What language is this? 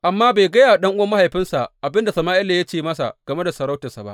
Hausa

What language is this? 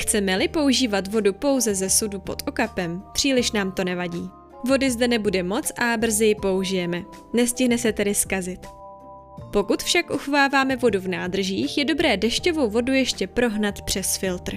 Czech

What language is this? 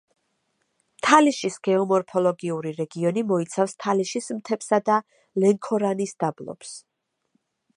Georgian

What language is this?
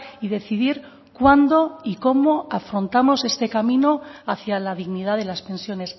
Spanish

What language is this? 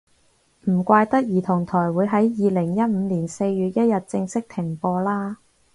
Cantonese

